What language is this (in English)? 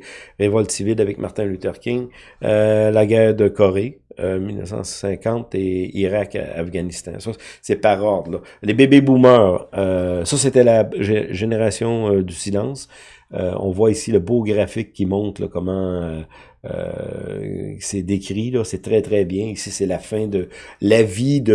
French